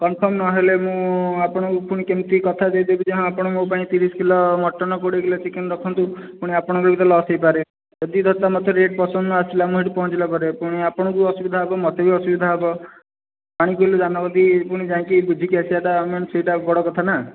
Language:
Odia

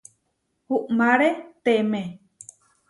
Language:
Huarijio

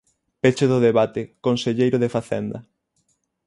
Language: Galician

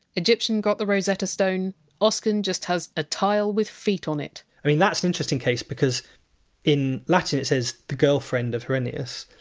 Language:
English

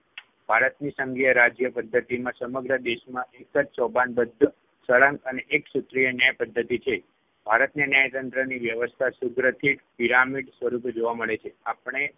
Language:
Gujarati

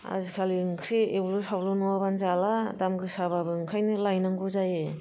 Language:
Bodo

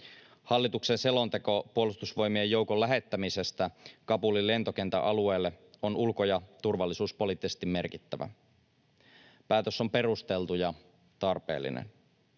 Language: Finnish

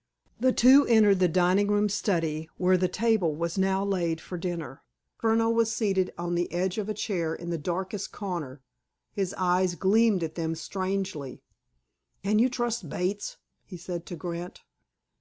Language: English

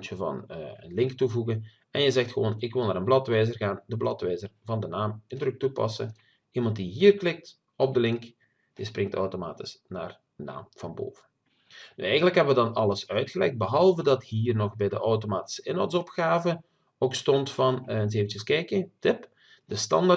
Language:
Dutch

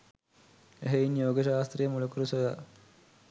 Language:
Sinhala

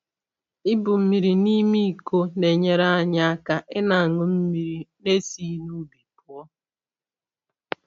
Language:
Igbo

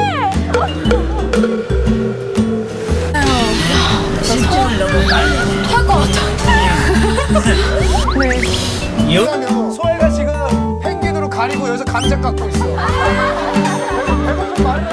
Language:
Korean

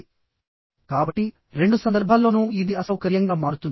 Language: Telugu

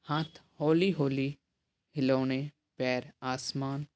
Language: Punjabi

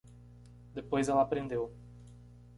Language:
Portuguese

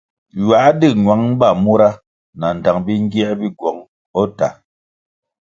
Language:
Kwasio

